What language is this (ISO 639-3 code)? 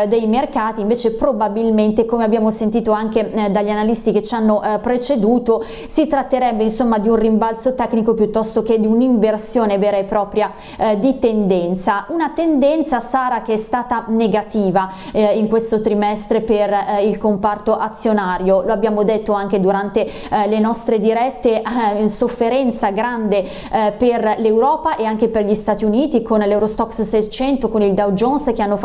ita